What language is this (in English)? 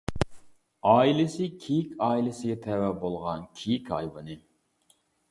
Uyghur